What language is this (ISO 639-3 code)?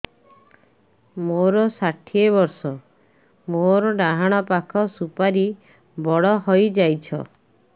ori